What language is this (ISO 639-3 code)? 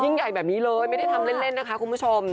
tha